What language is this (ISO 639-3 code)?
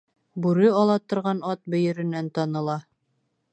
bak